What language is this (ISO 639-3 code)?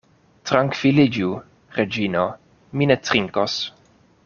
epo